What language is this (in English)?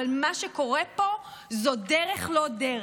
Hebrew